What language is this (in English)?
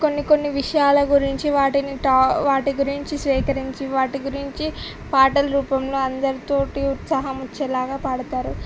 Telugu